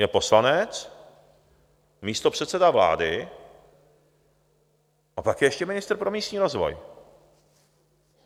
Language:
Czech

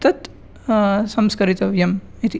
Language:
Sanskrit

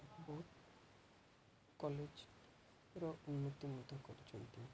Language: Odia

